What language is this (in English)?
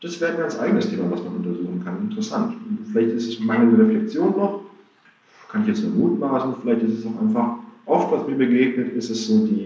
German